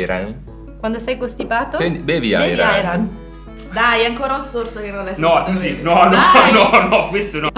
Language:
Italian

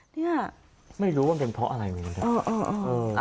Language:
Thai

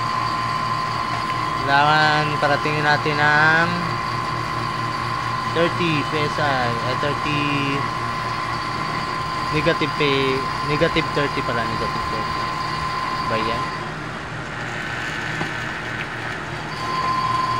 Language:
Filipino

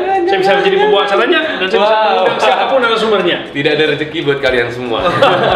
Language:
Indonesian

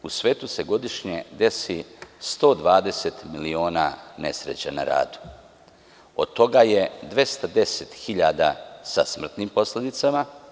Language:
Serbian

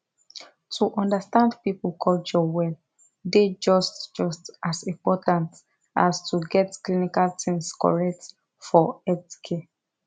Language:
Nigerian Pidgin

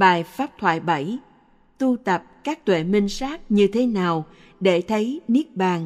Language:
Vietnamese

